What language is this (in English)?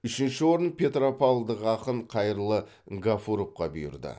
Kazakh